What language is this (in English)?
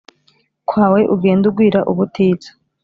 Kinyarwanda